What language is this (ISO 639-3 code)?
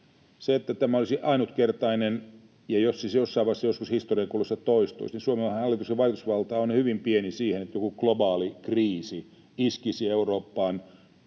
fin